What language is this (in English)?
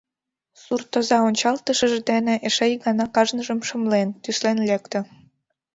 Mari